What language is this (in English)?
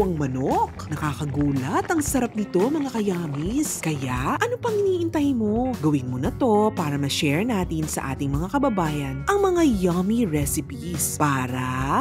Filipino